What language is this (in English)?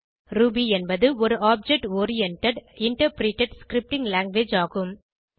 Tamil